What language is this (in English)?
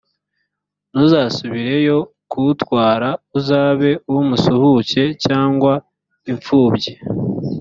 Kinyarwanda